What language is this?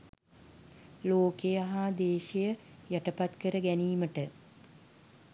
Sinhala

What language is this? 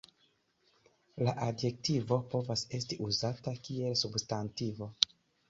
Esperanto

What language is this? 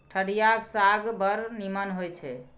Maithili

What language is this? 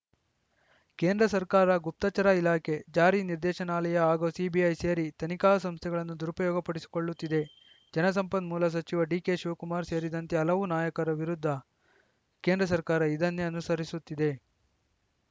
Kannada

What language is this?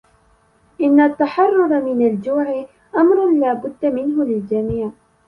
Arabic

